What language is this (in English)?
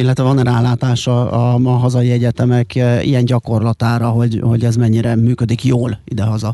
Hungarian